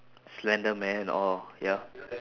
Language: English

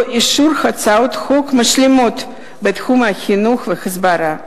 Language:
Hebrew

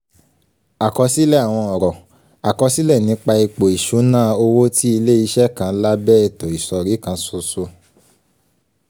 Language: Yoruba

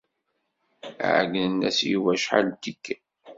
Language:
Kabyle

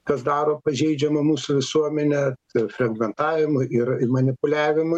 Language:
Lithuanian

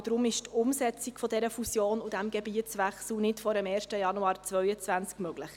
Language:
Swiss German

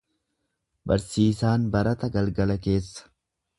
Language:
Oromo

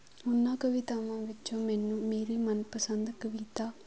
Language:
Punjabi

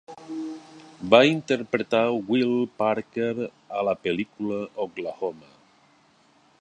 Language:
Catalan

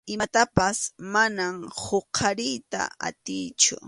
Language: Arequipa-La Unión Quechua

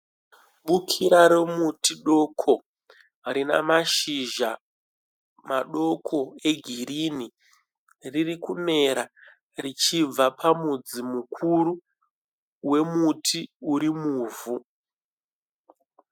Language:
Shona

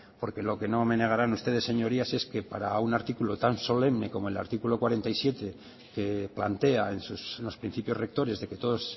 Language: Spanish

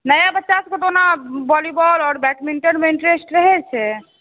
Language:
Maithili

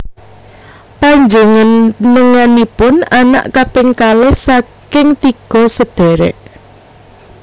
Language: Javanese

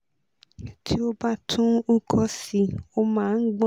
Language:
Yoruba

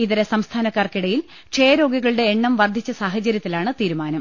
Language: Malayalam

